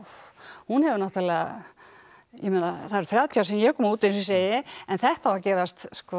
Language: Icelandic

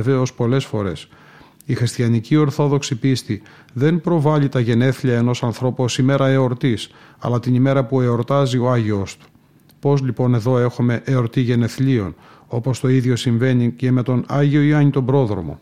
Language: Greek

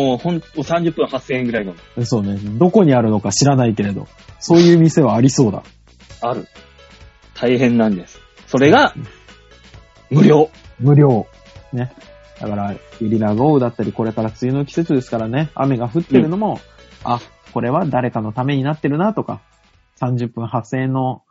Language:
Japanese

